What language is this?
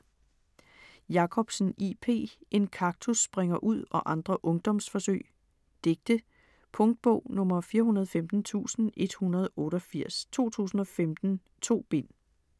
Danish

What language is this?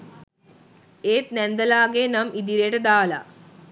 Sinhala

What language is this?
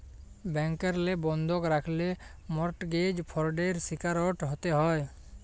Bangla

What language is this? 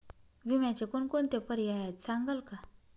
Marathi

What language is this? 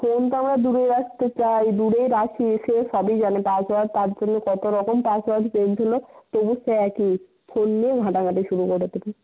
Bangla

